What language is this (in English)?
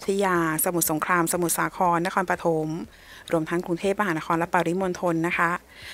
Thai